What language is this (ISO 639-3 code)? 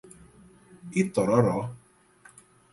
por